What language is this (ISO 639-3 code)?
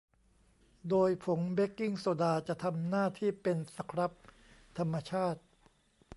tha